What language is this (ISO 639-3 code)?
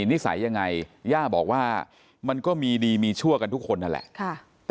tha